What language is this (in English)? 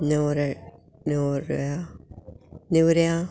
Konkani